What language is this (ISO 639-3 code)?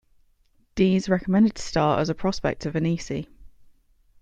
eng